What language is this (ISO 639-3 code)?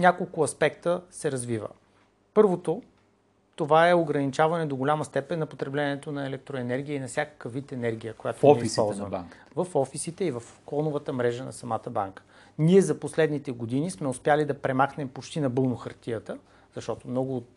bul